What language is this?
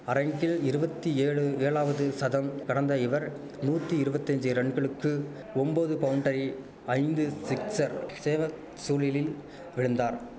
Tamil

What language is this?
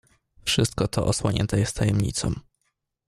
Polish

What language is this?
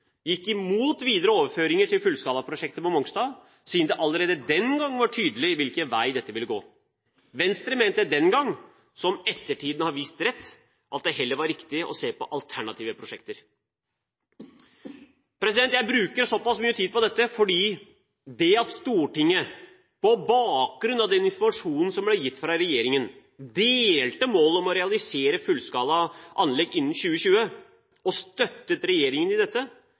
Norwegian Bokmål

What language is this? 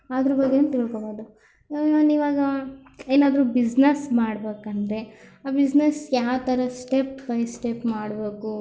Kannada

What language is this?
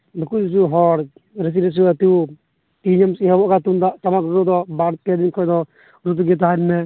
Santali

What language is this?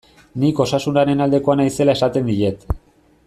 Basque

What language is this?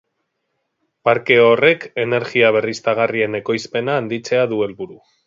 Basque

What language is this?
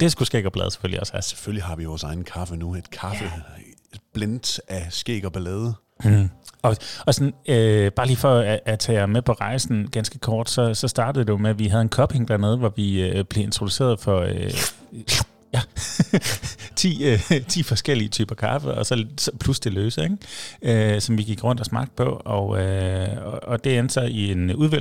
Danish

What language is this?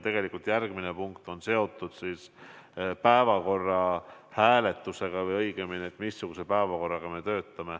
Estonian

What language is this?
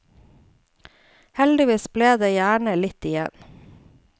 Norwegian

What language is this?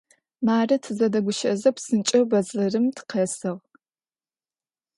Adyghe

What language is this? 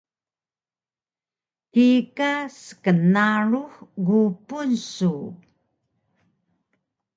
Taroko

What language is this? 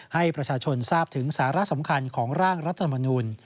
Thai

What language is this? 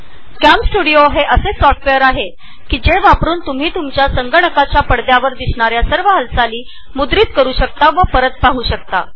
Marathi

